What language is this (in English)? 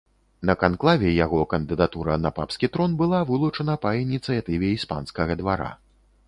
Belarusian